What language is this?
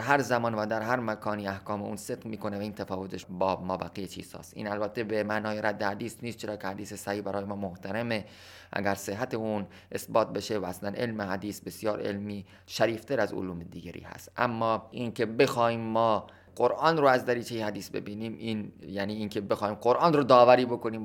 Persian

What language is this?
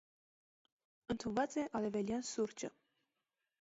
Armenian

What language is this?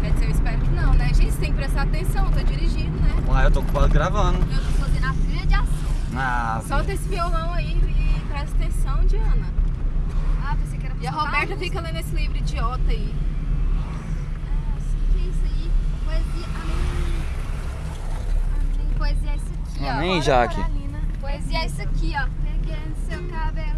Portuguese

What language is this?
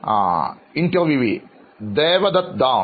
Malayalam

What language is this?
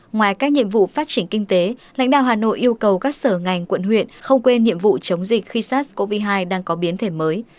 Vietnamese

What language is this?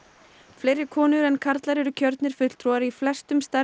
Icelandic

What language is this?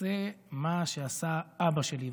Hebrew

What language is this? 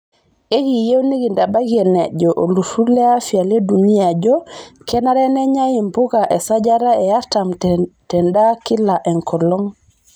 Masai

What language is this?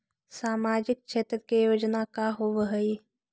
Magahi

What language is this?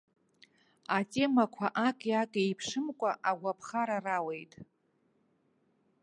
Abkhazian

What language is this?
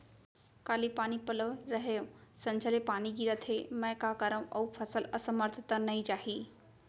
Chhattisgarhi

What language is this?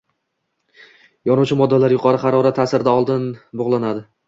Uzbek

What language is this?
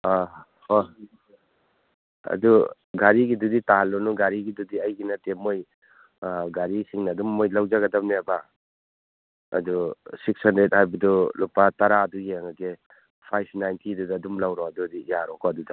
Manipuri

